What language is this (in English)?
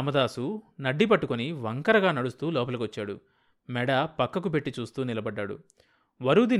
Telugu